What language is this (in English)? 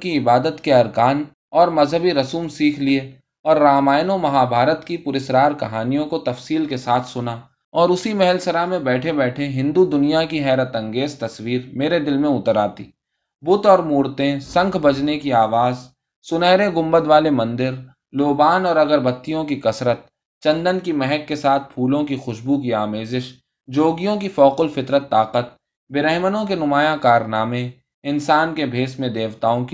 Urdu